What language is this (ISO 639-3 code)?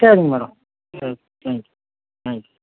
tam